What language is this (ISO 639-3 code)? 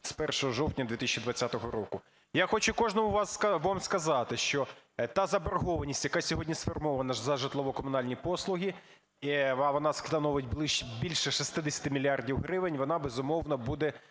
ukr